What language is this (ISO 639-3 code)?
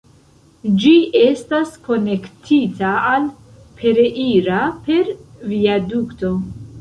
epo